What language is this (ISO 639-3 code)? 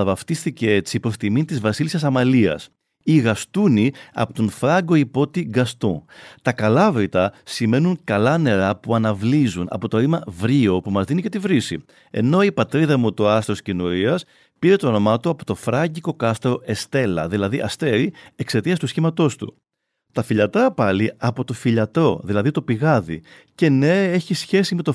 ell